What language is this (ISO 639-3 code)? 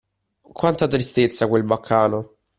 ita